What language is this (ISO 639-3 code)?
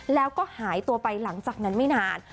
tha